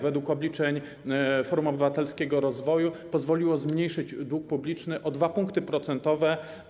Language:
Polish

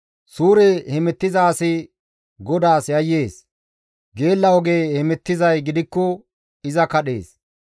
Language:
Gamo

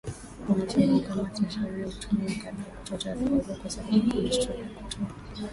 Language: Swahili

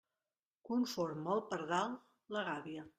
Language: Catalan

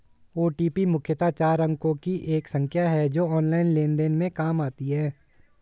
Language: Hindi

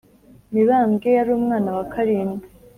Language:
Kinyarwanda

